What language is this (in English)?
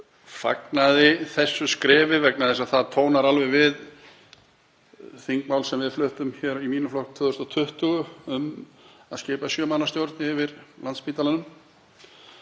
Icelandic